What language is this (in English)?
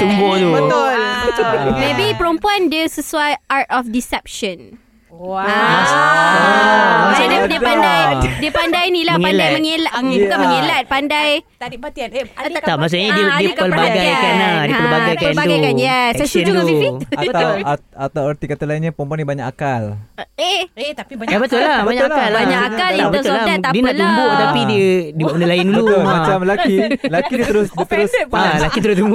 Malay